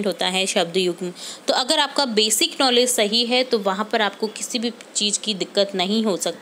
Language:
Hindi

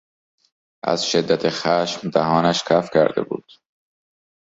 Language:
Persian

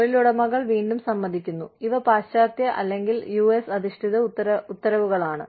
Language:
Malayalam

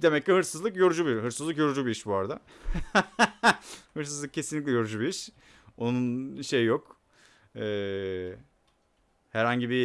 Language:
Turkish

